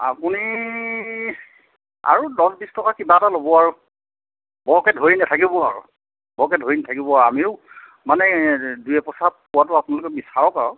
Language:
Assamese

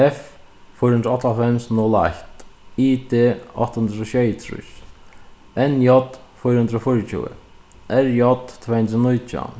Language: Faroese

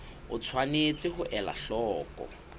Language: Southern Sotho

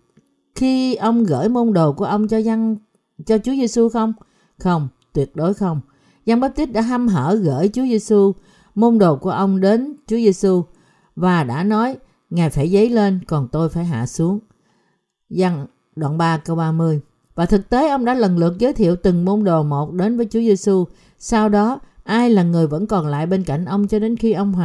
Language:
Vietnamese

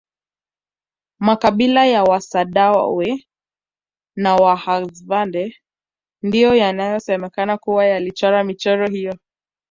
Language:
Swahili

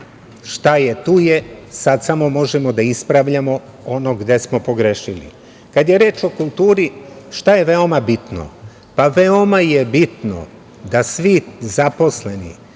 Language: Serbian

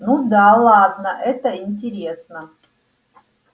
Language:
Russian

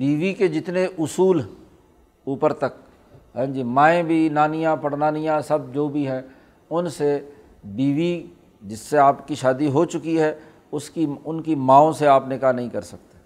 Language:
Urdu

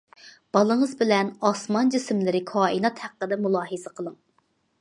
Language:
Uyghur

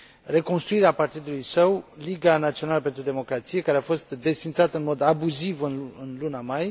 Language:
Romanian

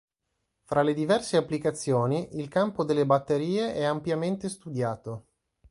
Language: Italian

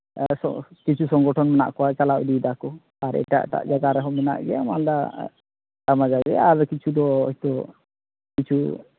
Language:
Santali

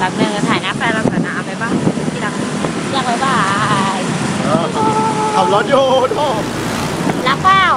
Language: Thai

